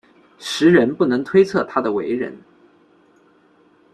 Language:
Chinese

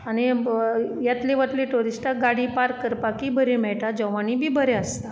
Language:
Konkani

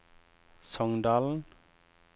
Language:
Norwegian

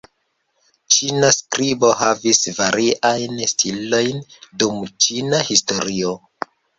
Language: Esperanto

